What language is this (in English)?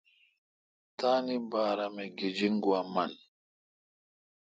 Kalkoti